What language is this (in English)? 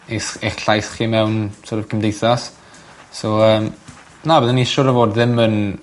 Welsh